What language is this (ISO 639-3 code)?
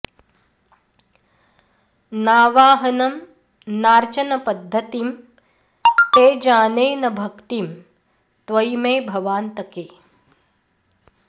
san